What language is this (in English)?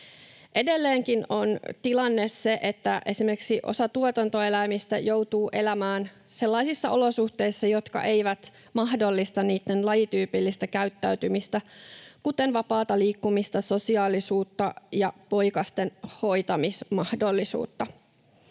Finnish